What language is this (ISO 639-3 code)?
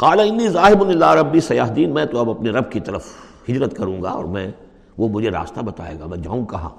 urd